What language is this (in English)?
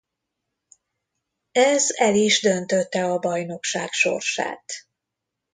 Hungarian